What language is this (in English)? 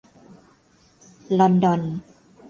Thai